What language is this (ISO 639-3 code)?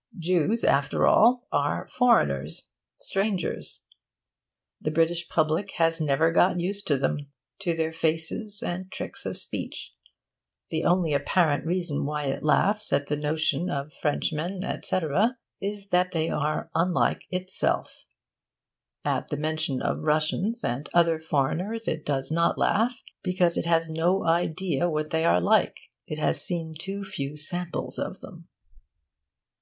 eng